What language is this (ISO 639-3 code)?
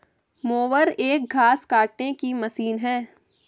hin